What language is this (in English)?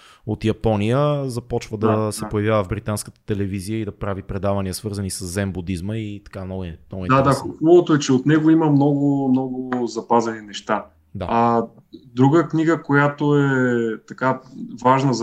Bulgarian